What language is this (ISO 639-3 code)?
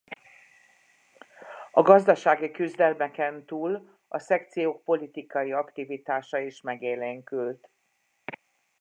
hun